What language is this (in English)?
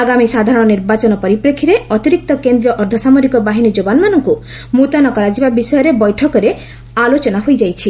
Odia